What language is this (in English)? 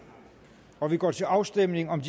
Danish